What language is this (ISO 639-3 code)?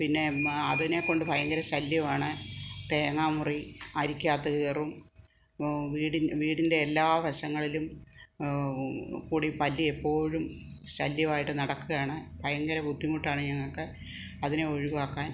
mal